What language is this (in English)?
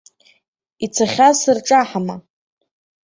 Abkhazian